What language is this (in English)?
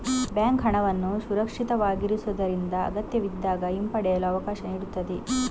Kannada